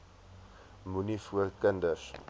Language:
Afrikaans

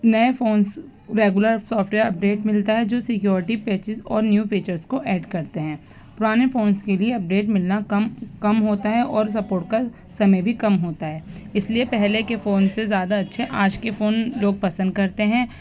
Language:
Urdu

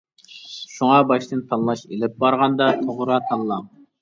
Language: Uyghur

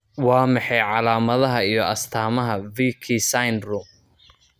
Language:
Somali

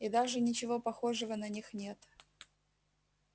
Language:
Russian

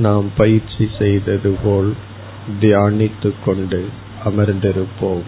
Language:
Tamil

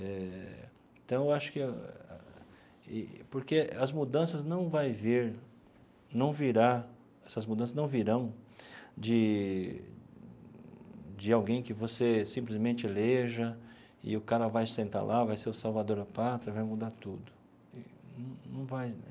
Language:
Portuguese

